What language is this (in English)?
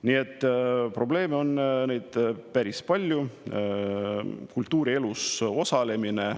Estonian